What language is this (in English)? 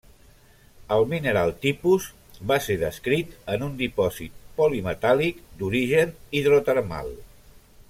Catalan